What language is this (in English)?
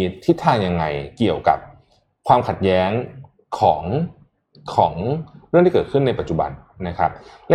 Thai